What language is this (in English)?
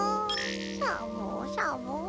Japanese